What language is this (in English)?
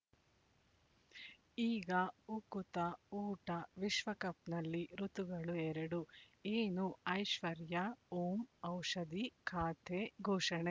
Kannada